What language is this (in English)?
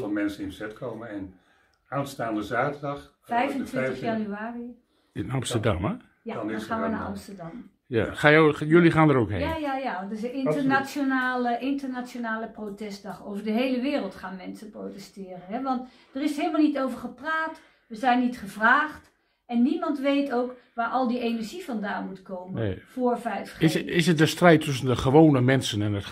Dutch